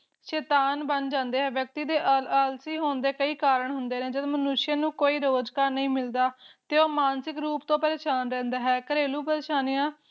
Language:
Punjabi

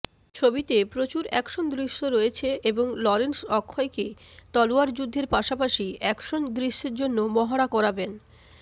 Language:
Bangla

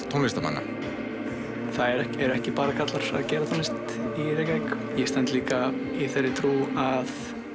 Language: Icelandic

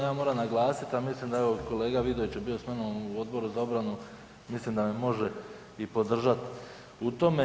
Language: Croatian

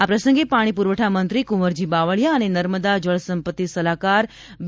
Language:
Gujarati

